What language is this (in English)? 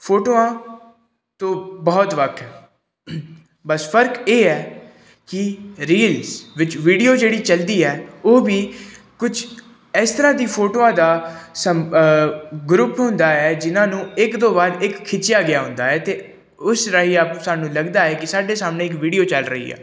Punjabi